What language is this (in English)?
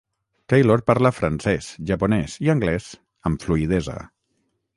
Catalan